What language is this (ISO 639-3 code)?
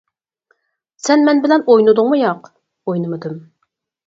uig